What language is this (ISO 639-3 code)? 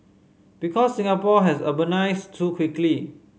eng